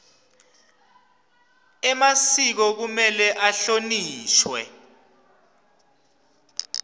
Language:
Swati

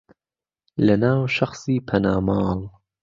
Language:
Central Kurdish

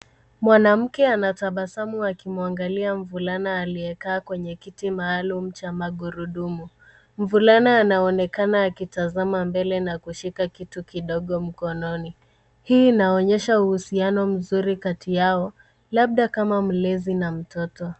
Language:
Swahili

